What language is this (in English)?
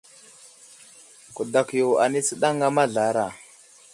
Wuzlam